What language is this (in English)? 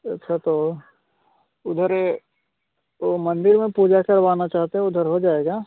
Hindi